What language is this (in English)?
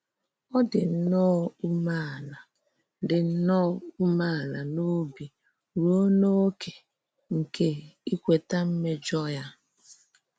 Igbo